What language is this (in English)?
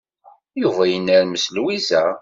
Kabyle